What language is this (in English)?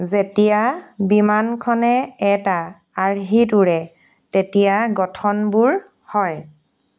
Assamese